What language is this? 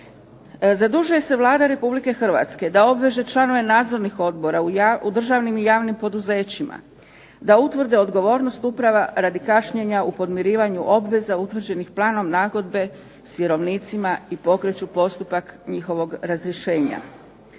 Croatian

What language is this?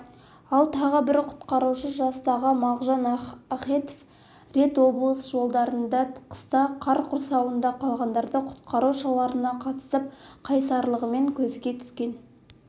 Kazakh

